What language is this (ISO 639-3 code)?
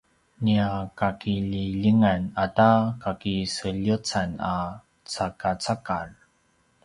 pwn